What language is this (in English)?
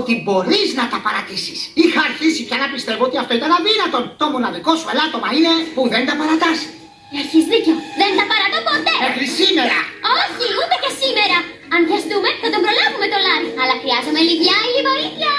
Greek